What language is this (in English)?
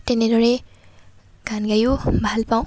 Assamese